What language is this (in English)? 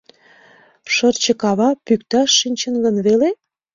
Mari